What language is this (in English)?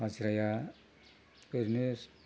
Bodo